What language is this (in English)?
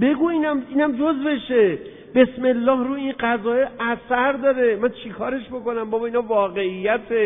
Persian